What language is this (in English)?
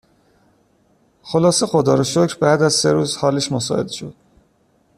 Persian